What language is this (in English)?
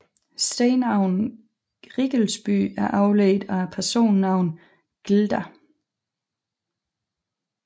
Danish